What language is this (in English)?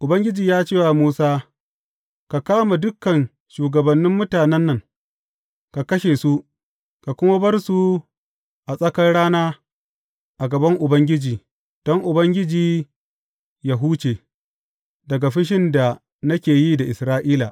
Hausa